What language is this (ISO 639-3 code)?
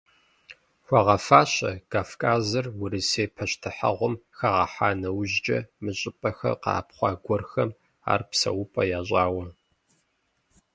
kbd